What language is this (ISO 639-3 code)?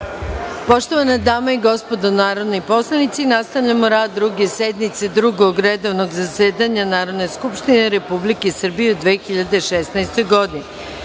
srp